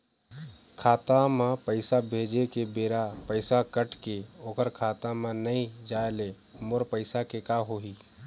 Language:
Chhattisgarhi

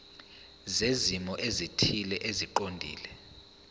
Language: Zulu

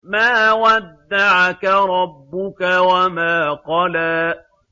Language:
Arabic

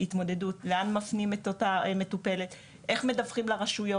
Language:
Hebrew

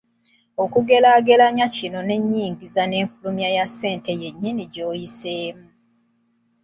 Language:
Ganda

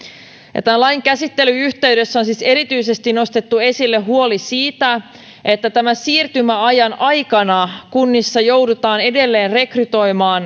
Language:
Finnish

